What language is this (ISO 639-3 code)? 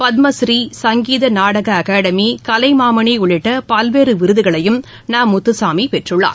tam